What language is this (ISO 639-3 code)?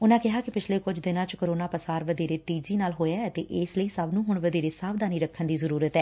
pan